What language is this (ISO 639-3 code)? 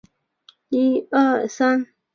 zho